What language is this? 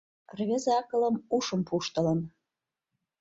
Mari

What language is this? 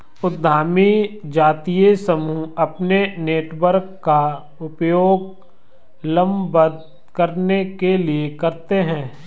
Hindi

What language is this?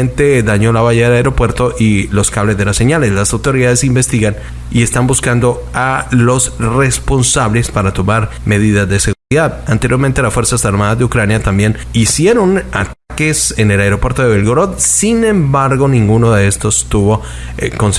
Spanish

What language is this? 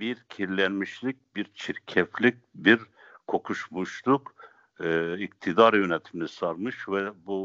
Turkish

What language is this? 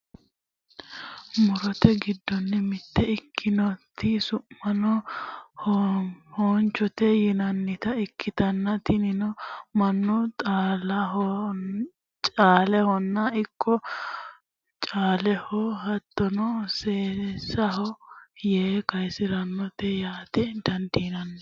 Sidamo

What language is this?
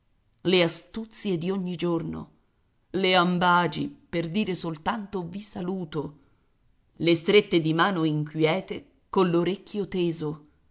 Italian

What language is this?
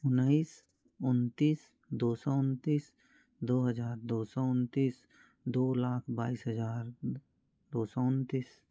Hindi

